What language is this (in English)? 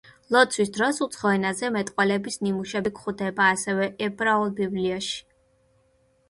Georgian